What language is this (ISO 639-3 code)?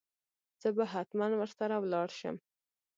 pus